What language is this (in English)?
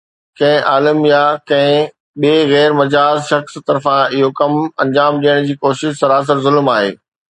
Sindhi